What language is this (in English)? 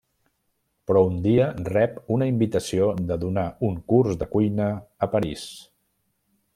Catalan